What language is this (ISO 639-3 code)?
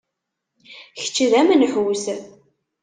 kab